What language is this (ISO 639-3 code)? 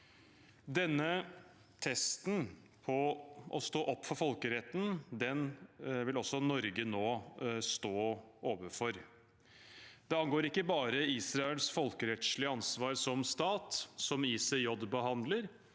nor